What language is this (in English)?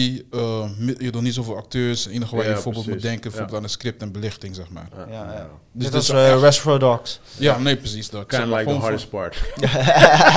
Dutch